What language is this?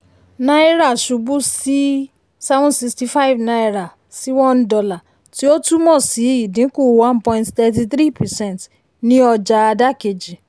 Yoruba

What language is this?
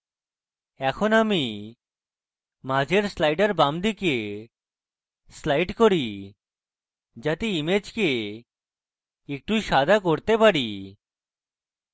Bangla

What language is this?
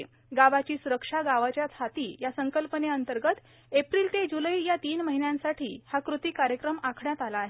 Marathi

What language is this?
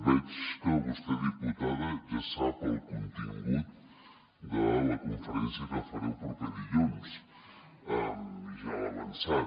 Catalan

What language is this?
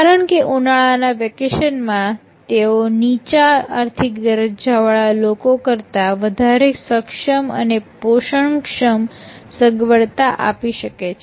Gujarati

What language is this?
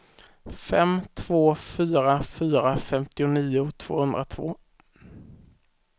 Swedish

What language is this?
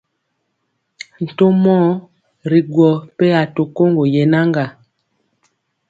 Mpiemo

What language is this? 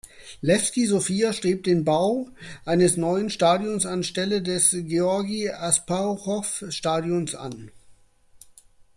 German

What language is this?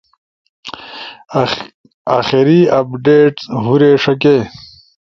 Ushojo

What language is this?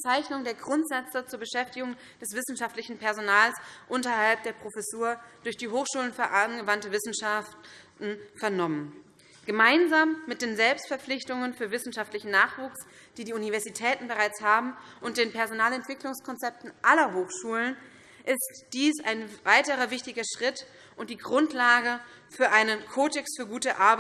German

